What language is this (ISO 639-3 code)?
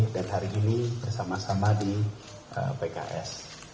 ind